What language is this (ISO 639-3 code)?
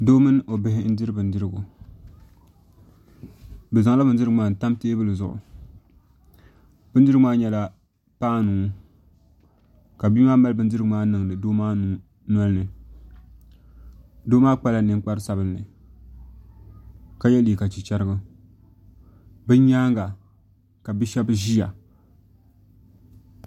dag